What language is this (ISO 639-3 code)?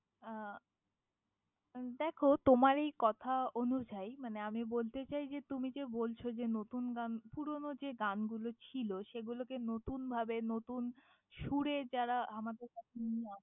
ben